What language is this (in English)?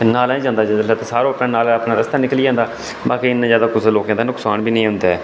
Dogri